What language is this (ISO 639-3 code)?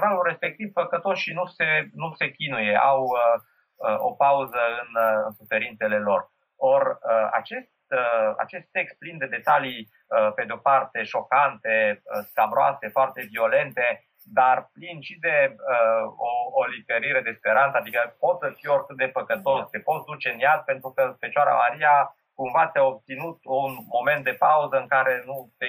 ron